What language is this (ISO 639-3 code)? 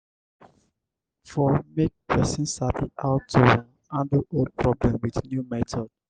pcm